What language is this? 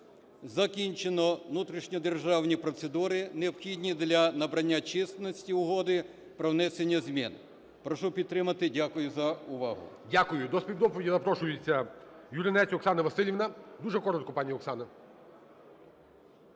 Ukrainian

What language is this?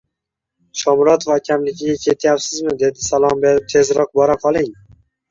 Uzbek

